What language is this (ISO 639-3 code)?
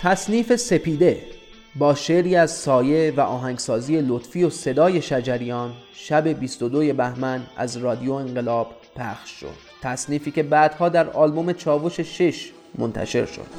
fas